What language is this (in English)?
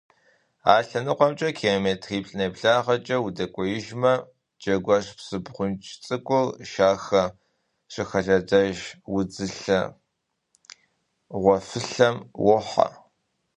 Kabardian